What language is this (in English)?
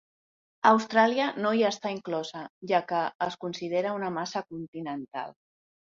Catalan